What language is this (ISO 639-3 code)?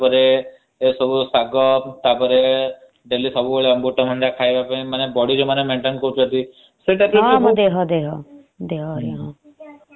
ori